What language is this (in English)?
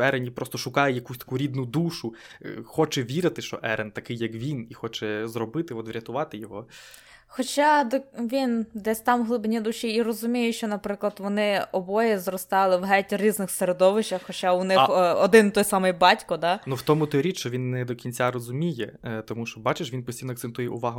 Ukrainian